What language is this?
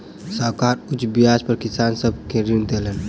Maithili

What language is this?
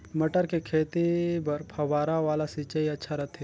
Chhattisgarhi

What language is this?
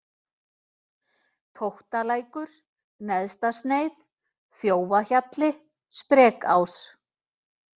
Icelandic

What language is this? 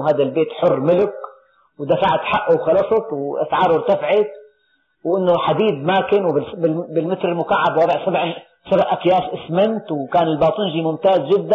Arabic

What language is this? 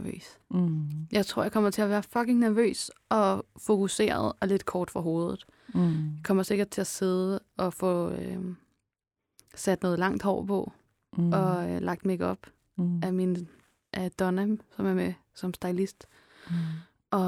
Danish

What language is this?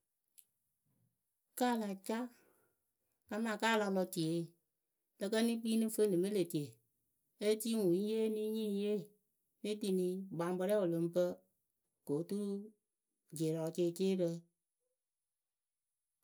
Akebu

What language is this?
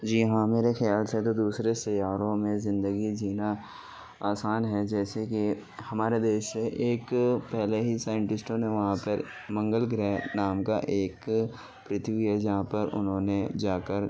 Urdu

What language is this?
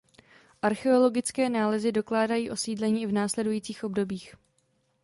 Czech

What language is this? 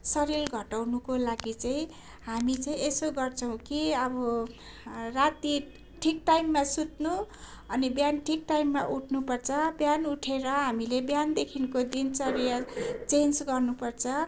Nepali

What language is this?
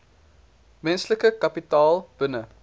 Afrikaans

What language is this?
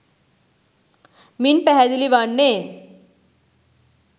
Sinhala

